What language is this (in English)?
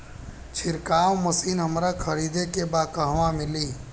Bhojpuri